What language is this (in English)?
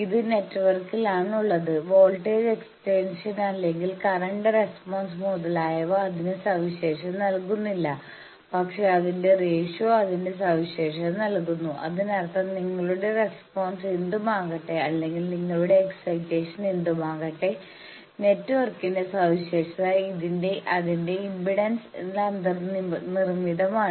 Malayalam